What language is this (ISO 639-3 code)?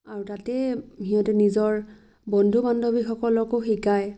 asm